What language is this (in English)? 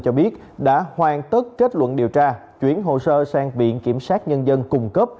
Vietnamese